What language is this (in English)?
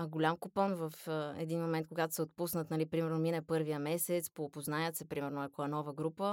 Bulgarian